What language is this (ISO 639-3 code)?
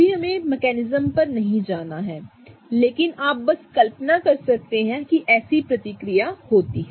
hin